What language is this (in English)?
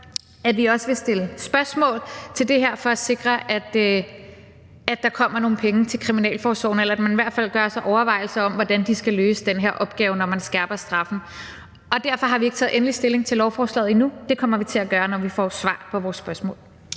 Danish